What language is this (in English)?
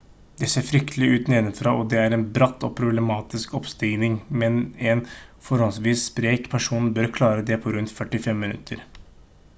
Norwegian Bokmål